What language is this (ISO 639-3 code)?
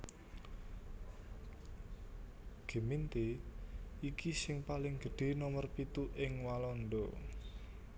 jav